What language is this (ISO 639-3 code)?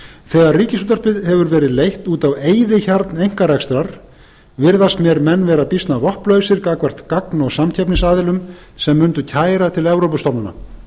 isl